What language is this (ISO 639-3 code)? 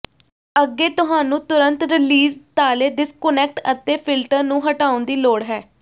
pan